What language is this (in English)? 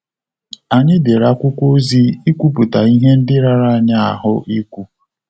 Igbo